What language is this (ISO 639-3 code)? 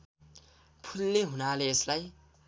nep